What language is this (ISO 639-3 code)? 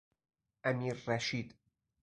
fas